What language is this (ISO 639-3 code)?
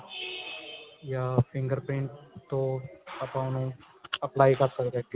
pan